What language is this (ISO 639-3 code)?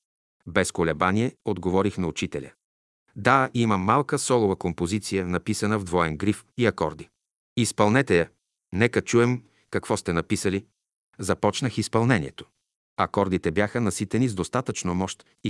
bul